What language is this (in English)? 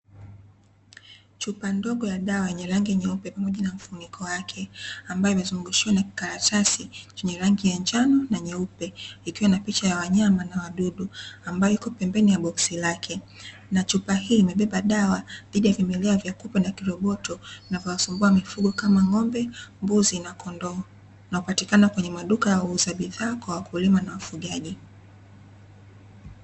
Swahili